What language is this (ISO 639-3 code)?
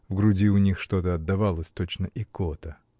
rus